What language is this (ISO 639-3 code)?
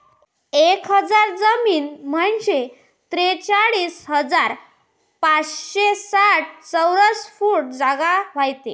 mar